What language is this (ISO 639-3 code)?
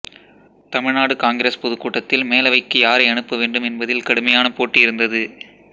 tam